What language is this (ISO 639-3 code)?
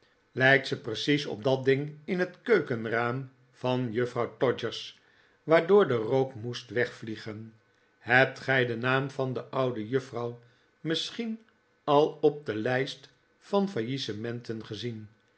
nld